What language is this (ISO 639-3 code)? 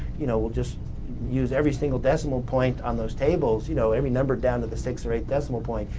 eng